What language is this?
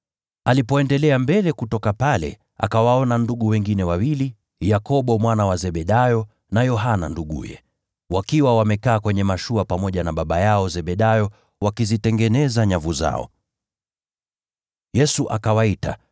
Swahili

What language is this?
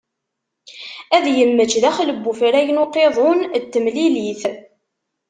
Kabyle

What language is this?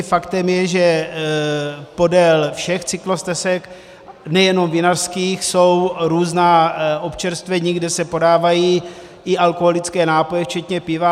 Czech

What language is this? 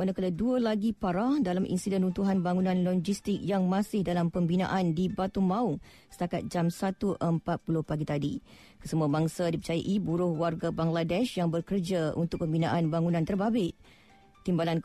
Malay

